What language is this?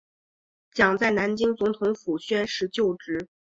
Chinese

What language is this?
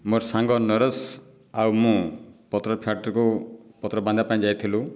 Odia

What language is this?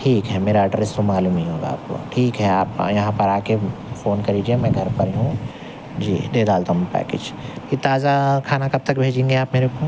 Urdu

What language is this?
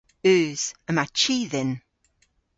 Cornish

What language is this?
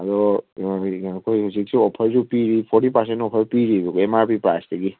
Manipuri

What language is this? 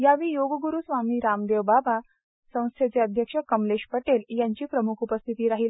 Marathi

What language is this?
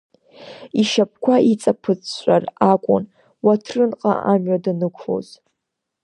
Abkhazian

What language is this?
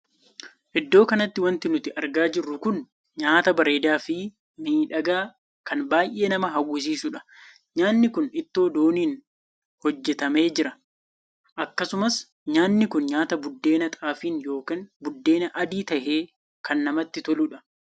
Oromo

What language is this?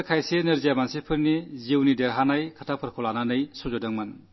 Malayalam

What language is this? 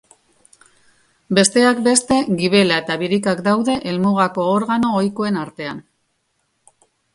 Basque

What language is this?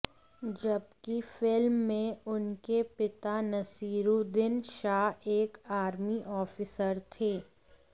Hindi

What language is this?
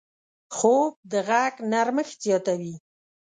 Pashto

